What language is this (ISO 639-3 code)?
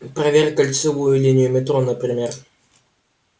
rus